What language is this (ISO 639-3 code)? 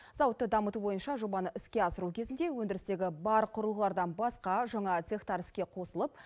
kaz